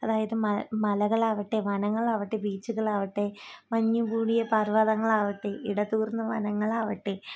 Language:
Malayalam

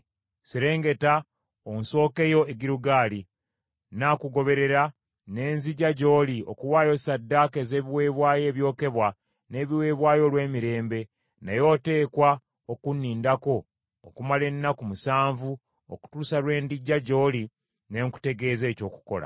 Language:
Ganda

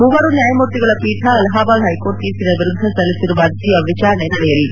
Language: Kannada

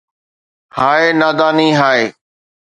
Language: Sindhi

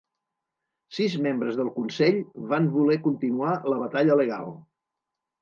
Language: Catalan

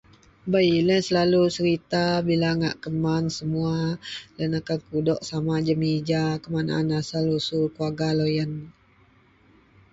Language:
Central Melanau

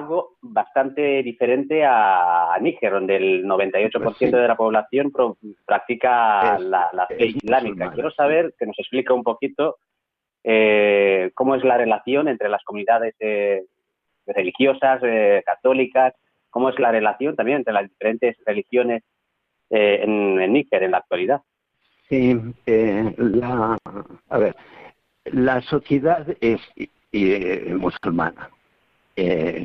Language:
Spanish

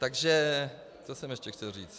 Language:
Czech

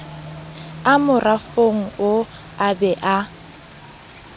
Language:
Southern Sotho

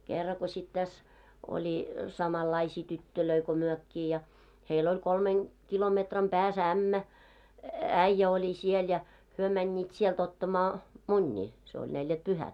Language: Finnish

